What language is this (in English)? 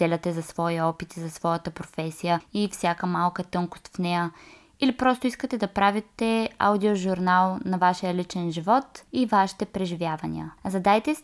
Bulgarian